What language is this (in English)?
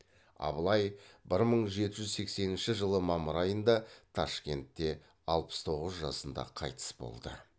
Kazakh